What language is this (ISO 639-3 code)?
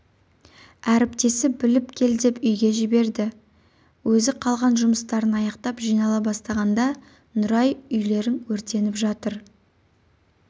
kaz